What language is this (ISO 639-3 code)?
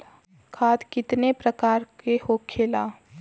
bho